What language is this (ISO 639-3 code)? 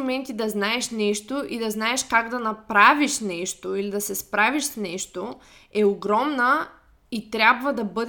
bul